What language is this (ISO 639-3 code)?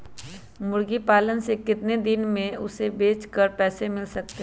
mag